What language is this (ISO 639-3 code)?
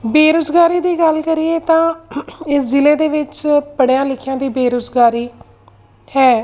pan